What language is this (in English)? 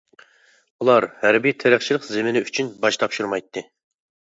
Uyghur